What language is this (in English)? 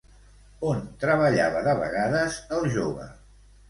Catalan